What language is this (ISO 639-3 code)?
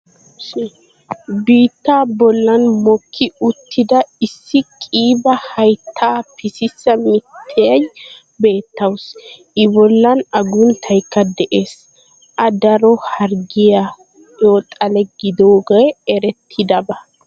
wal